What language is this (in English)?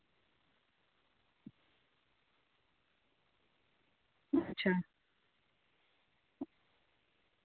Dogri